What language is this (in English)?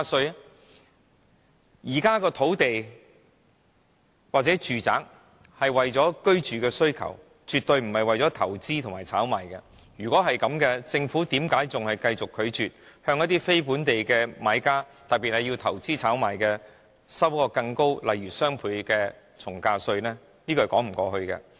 Cantonese